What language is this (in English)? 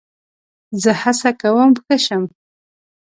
Pashto